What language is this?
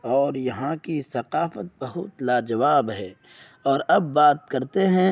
Urdu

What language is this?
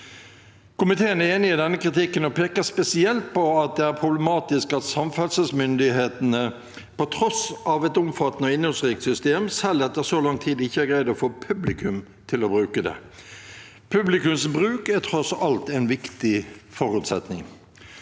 Norwegian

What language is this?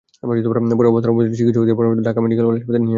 Bangla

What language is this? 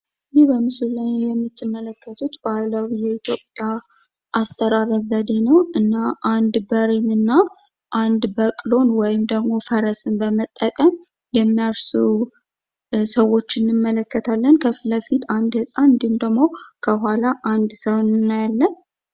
Amharic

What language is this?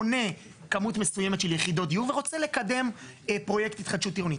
Hebrew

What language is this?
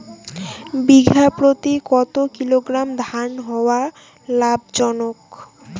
Bangla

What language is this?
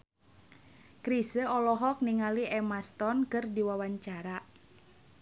Sundanese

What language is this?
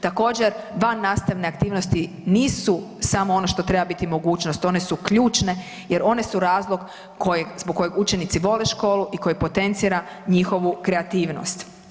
Croatian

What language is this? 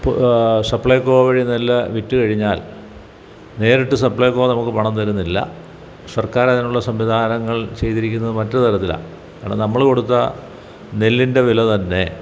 Malayalam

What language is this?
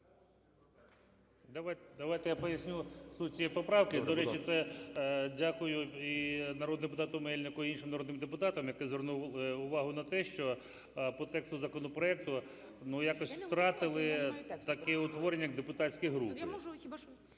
Ukrainian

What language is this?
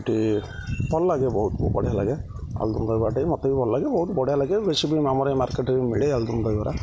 Odia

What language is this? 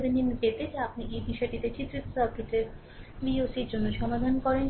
Bangla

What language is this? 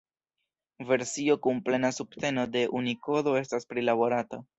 Esperanto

